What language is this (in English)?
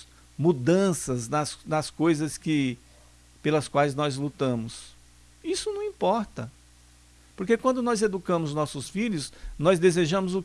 Portuguese